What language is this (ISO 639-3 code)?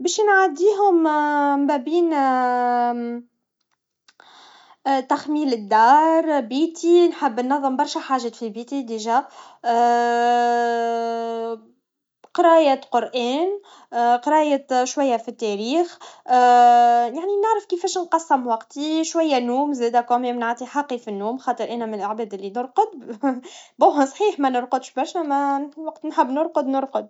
aeb